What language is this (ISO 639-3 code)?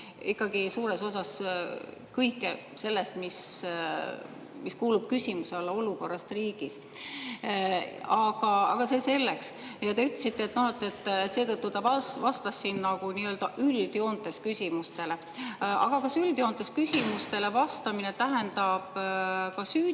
est